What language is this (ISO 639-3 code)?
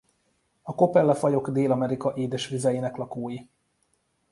hun